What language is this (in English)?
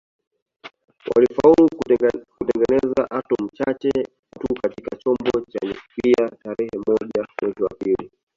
Swahili